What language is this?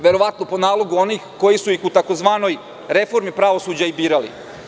Serbian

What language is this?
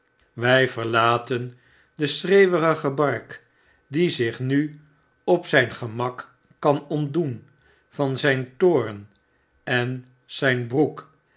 Dutch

